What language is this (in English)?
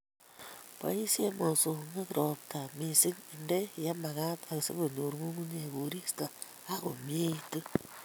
Kalenjin